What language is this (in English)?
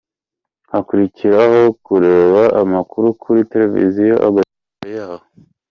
Kinyarwanda